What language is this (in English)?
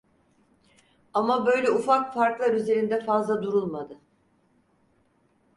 Turkish